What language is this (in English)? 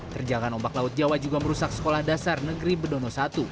Indonesian